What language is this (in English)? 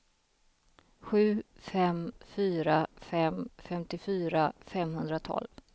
Swedish